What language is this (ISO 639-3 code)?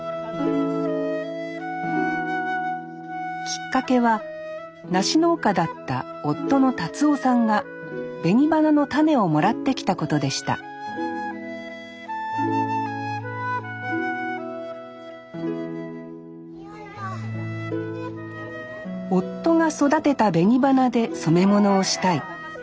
jpn